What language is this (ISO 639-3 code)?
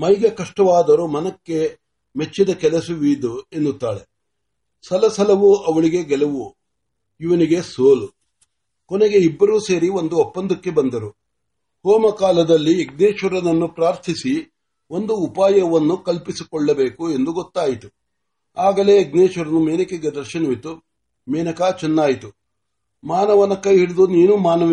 mar